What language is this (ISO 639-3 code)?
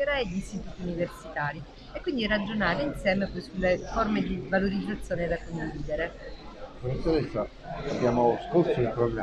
ita